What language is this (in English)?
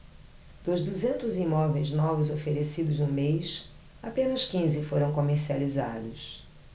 Portuguese